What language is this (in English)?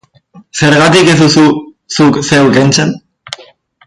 Basque